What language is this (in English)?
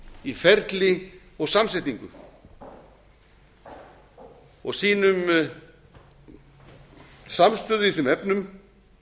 Icelandic